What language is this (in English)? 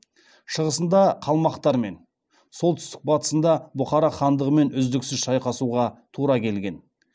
Kazakh